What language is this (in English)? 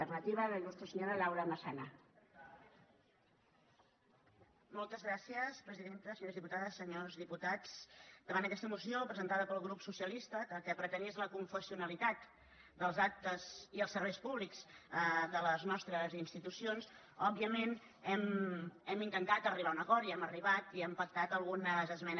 Catalan